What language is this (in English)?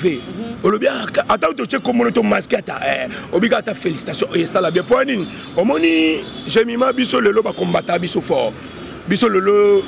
French